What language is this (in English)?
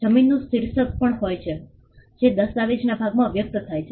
Gujarati